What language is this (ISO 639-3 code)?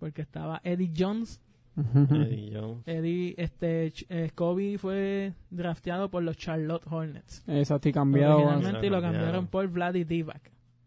spa